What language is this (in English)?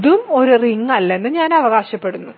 Malayalam